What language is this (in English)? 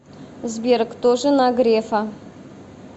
Russian